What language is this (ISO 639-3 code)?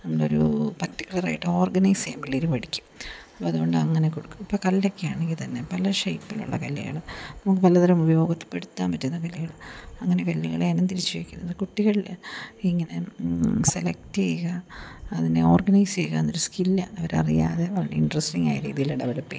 mal